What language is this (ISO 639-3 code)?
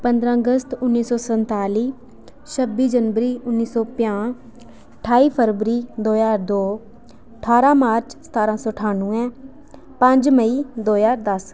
doi